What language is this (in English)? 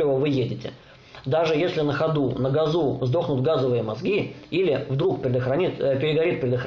Russian